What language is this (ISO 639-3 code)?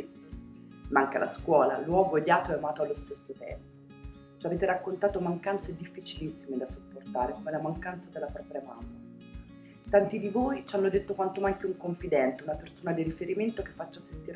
ita